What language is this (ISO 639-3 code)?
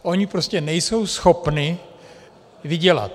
ces